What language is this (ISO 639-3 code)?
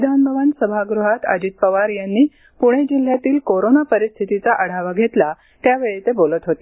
mar